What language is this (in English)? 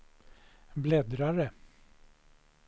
Swedish